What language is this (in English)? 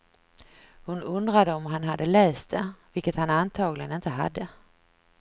Swedish